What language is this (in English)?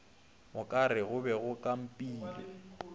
Northern Sotho